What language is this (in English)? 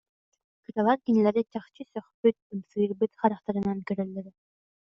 Yakut